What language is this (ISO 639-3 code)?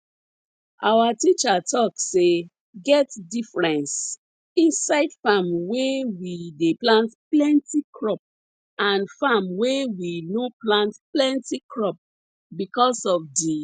pcm